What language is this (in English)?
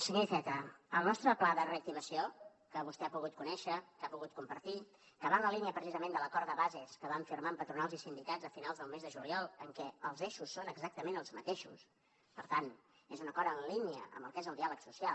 Catalan